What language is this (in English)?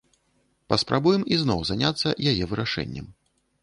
Belarusian